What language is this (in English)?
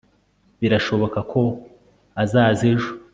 Kinyarwanda